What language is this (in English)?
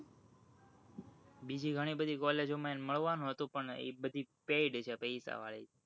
Gujarati